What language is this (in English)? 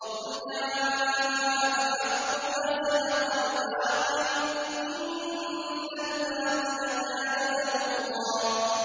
Arabic